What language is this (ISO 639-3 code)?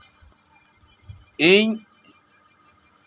sat